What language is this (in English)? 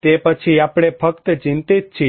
Gujarati